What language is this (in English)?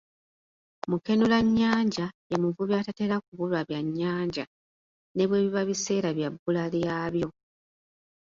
Ganda